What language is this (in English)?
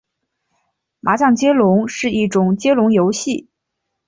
Chinese